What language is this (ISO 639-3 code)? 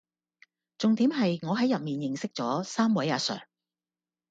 yue